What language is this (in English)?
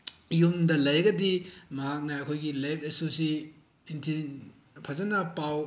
Manipuri